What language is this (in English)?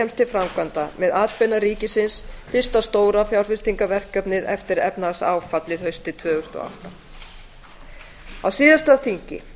Icelandic